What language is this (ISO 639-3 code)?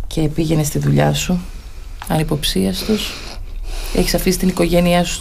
ell